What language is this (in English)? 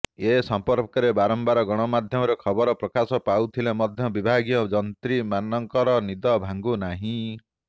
Odia